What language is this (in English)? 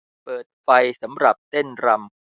Thai